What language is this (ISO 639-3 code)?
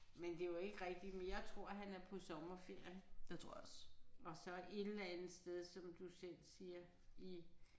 dan